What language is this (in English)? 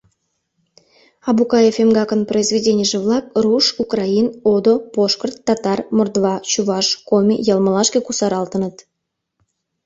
Mari